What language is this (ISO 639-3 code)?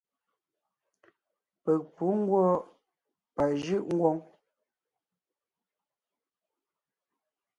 nnh